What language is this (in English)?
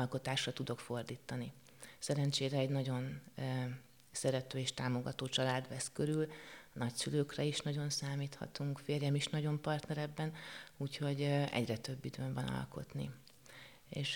Hungarian